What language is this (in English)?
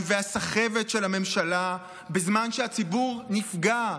Hebrew